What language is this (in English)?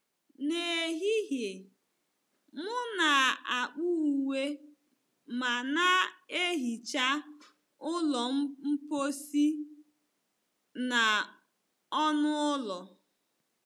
Igbo